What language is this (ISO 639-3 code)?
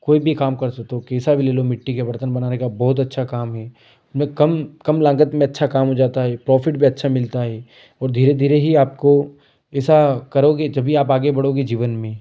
hin